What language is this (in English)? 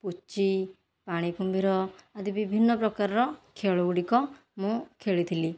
Odia